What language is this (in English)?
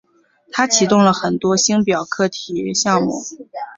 Chinese